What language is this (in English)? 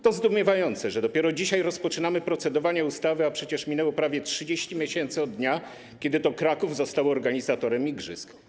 Polish